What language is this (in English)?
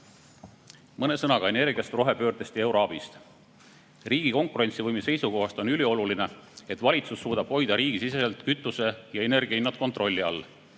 Estonian